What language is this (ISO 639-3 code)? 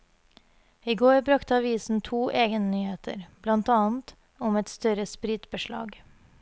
nor